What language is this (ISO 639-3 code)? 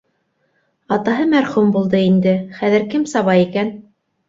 bak